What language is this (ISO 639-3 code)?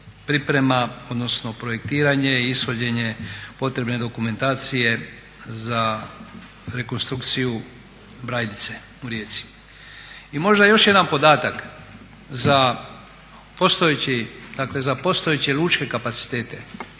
hrv